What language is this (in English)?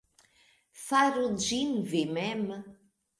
Esperanto